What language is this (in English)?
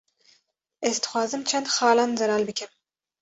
Kurdish